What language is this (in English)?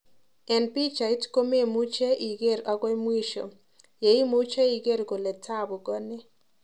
Kalenjin